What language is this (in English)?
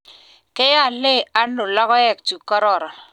Kalenjin